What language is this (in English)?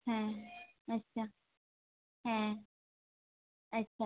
Santali